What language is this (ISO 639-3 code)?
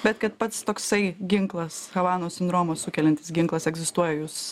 lit